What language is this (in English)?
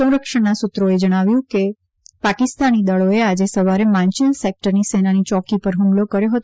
Gujarati